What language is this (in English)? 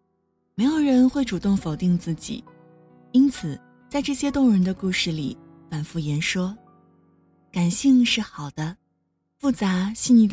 Chinese